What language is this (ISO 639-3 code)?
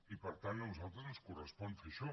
cat